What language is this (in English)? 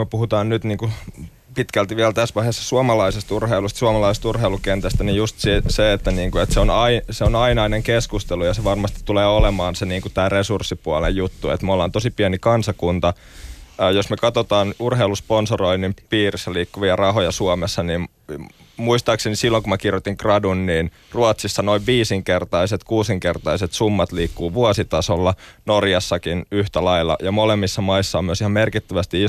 Finnish